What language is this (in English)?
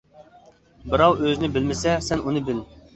Uyghur